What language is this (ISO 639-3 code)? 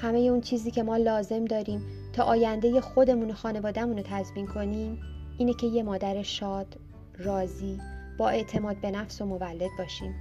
fas